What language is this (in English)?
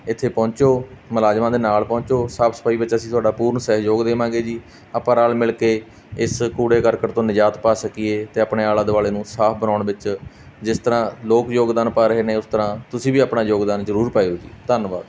Punjabi